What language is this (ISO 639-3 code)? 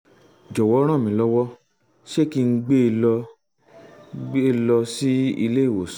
yor